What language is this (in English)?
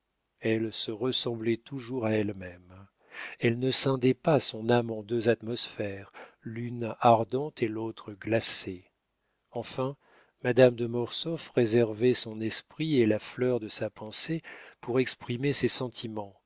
French